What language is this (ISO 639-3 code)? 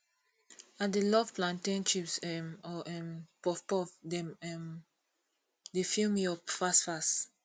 pcm